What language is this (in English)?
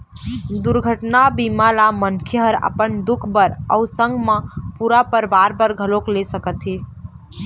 Chhattisgarhi